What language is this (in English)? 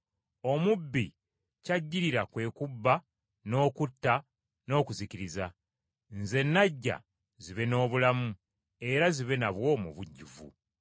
Ganda